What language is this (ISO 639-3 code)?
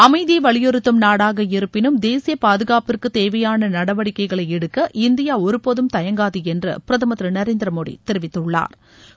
tam